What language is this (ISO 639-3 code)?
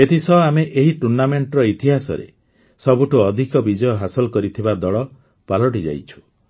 ori